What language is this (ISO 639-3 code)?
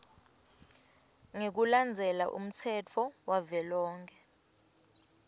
ssw